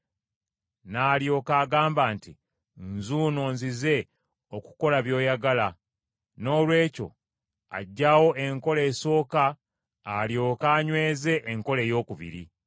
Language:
Ganda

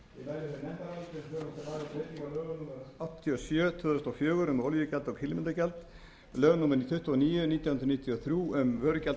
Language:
Icelandic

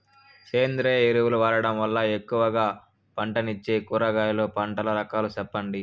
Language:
Telugu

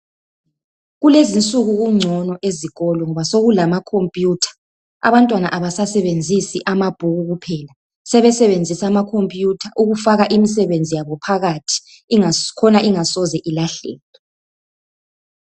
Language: North Ndebele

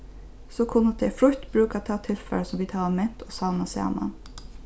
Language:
Faroese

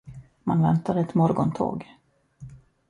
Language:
Swedish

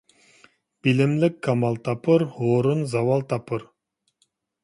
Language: Uyghur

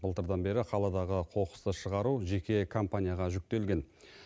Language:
Kazakh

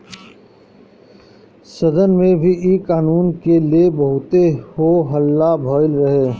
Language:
Bhojpuri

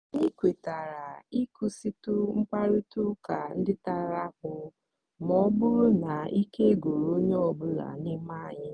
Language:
Igbo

